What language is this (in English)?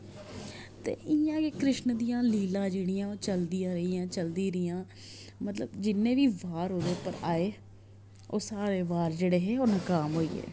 Dogri